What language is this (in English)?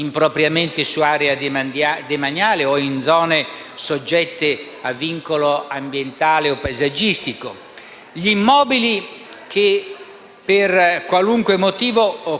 Italian